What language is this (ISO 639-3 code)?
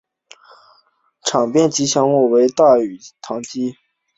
zho